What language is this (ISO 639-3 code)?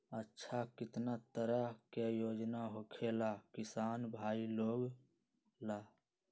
mag